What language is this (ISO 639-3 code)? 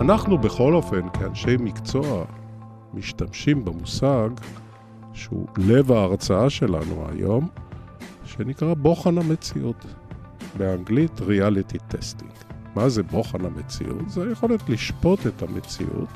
heb